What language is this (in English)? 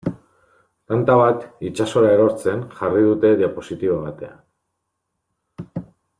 Basque